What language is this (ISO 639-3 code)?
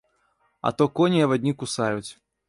bel